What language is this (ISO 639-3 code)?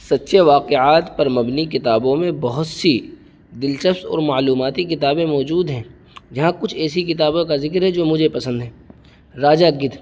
urd